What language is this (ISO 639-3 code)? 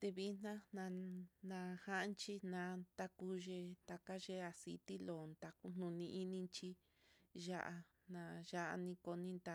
vmm